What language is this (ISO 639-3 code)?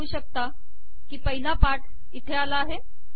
mar